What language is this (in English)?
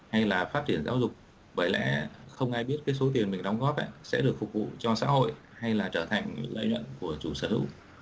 Vietnamese